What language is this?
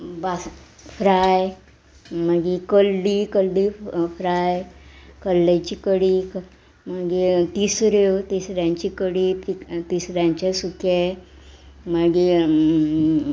Konkani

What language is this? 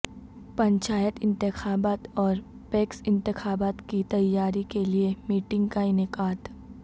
Urdu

